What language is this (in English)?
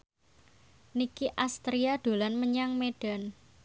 Javanese